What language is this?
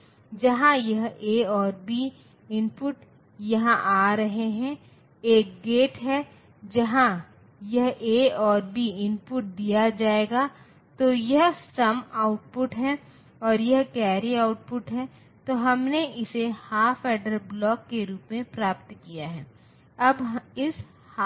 Hindi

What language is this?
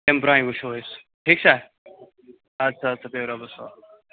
Kashmiri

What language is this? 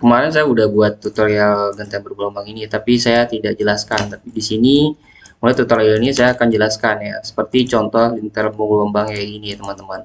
Indonesian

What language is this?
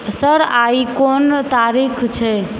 Maithili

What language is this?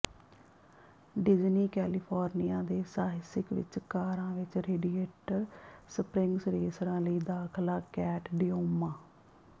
Punjabi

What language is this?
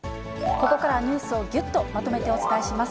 Japanese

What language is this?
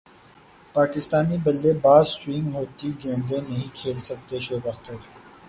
Urdu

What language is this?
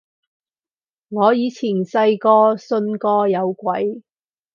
Cantonese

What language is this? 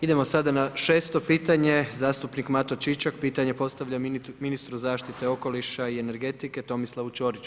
Croatian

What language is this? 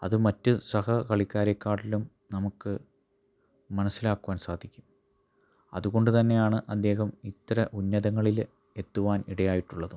Malayalam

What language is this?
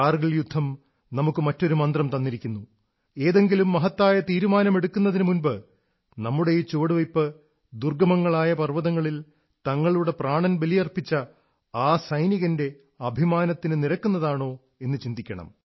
Malayalam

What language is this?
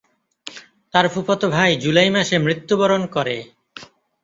Bangla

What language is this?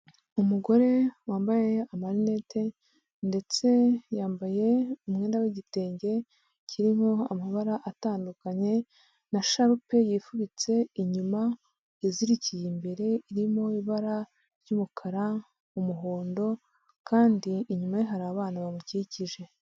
Kinyarwanda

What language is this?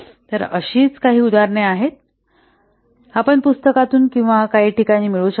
Marathi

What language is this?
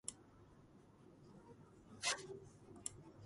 Georgian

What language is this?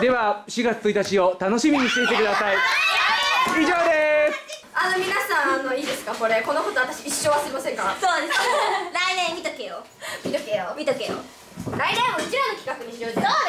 Japanese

